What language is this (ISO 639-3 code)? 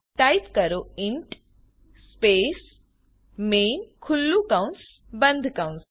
guj